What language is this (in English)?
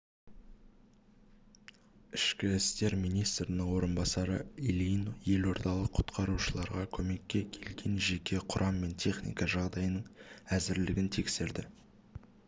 Kazakh